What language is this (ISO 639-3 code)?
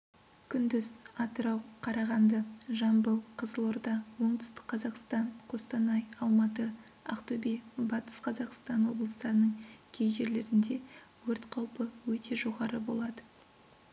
kaz